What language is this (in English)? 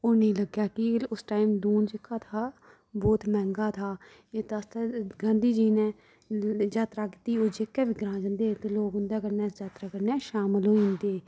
Dogri